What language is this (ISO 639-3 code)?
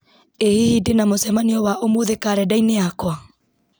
kik